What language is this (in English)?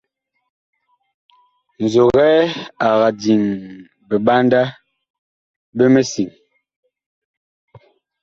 Bakoko